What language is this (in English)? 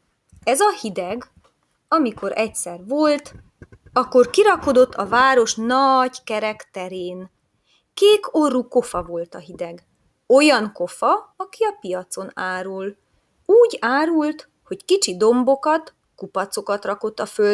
Hungarian